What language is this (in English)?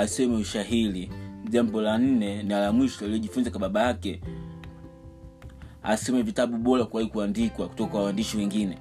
Swahili